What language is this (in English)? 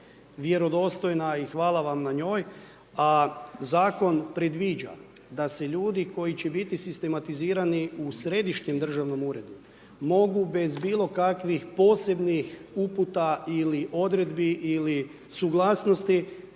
Croatian